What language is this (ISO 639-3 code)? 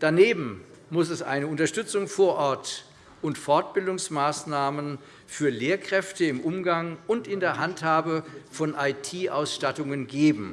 deu